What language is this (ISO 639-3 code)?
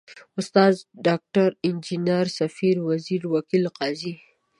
pus